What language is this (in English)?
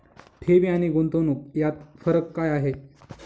Marathi